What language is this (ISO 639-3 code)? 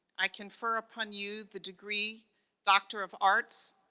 eng